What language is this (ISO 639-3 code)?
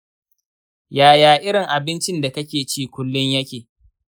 hau